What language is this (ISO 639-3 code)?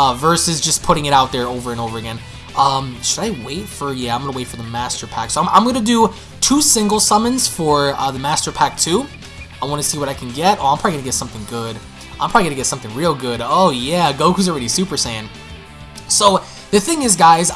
eng